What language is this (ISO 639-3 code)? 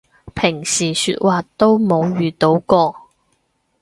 yue